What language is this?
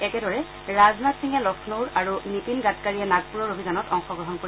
Assamese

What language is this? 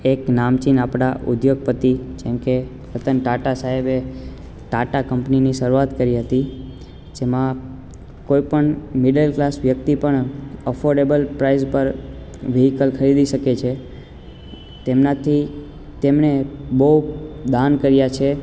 Gujarati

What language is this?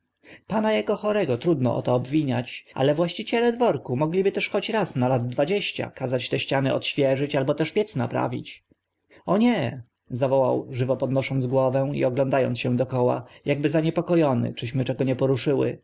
Polish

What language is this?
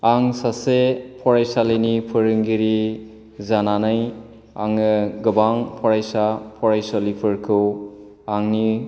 Bodo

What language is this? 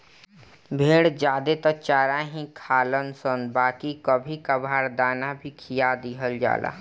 Bhojpuri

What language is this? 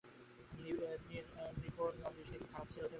Bangla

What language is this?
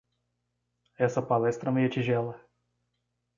Portuguese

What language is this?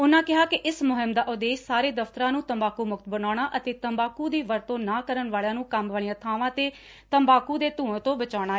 Punjabi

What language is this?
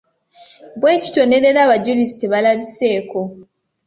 Ganda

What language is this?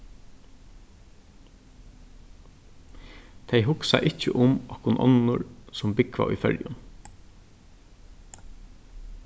Faroese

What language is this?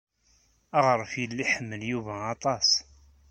Kabyle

